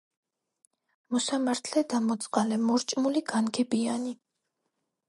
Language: Georgian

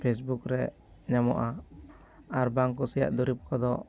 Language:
Santali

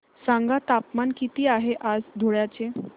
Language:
Marathi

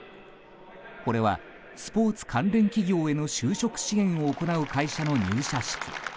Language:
Japanese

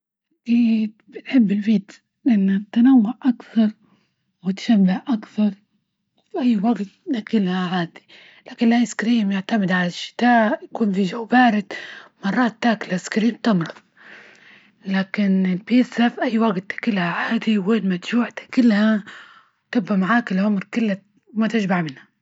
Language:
Libyan Arabic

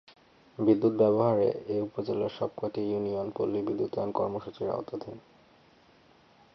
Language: Bangla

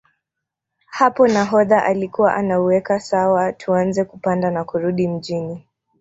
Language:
Swahili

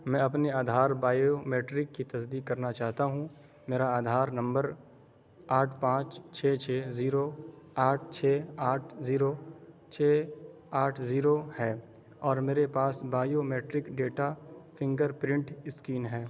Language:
Urdu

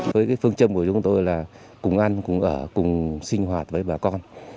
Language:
Vietnamese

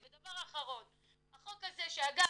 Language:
Hebrew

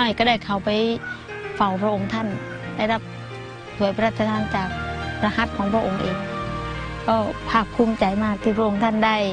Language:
Thai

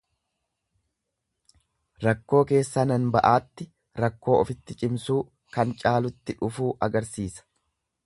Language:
Oromo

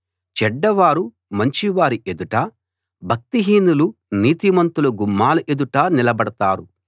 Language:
Telugu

